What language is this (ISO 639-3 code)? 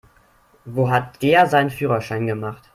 deu